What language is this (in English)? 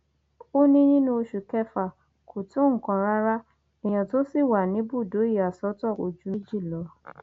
Yoruba